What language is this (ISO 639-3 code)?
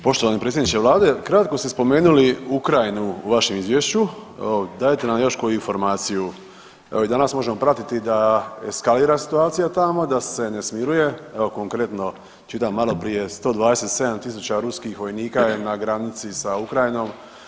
hrv